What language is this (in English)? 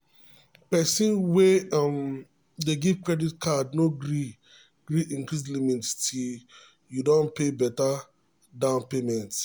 Nigerian Pidgin